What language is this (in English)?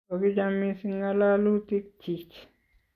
Kalenjin